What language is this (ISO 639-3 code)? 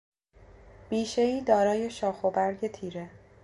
fas